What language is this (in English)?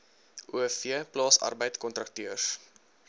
Afrikaans